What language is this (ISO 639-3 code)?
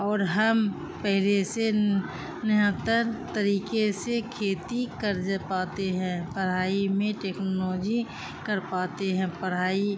urd